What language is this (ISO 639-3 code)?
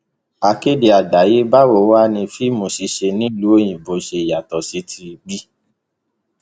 yor